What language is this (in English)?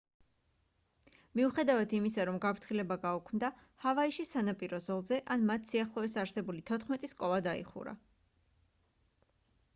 Georgian